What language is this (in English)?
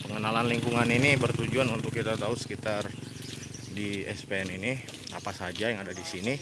Indonesian